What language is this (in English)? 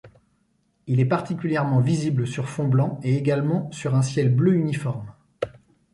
French